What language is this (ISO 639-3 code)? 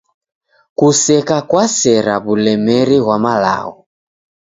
dav